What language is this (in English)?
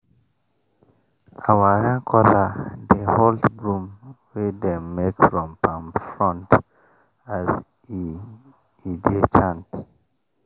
Nigerian Pidgin